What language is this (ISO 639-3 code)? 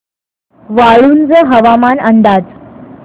mar